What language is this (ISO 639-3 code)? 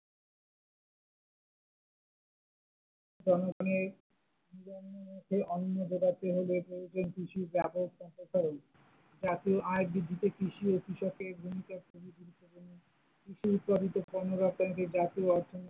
ben